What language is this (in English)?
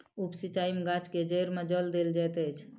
Maithili